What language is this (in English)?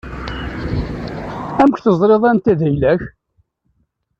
Kabyle